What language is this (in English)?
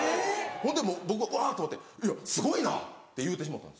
Japanese